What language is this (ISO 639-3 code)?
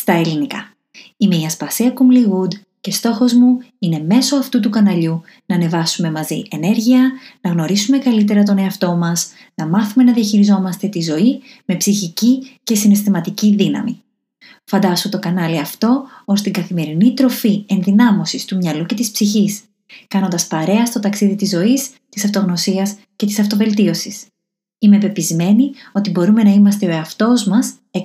ell